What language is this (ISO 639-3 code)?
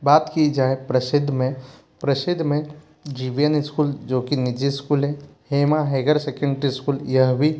hin